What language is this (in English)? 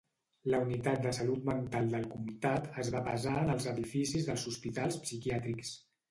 Catalan